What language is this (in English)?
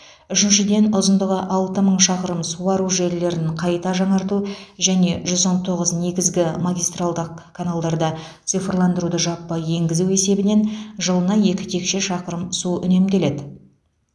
Kazakh